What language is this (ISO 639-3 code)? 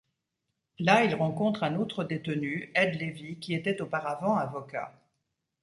fra